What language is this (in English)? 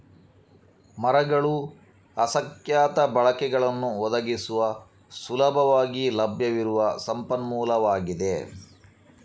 Kannada